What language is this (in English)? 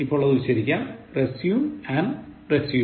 Malayalam